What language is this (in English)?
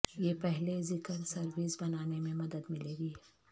Urdu